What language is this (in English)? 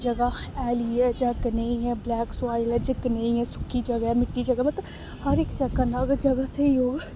Dogri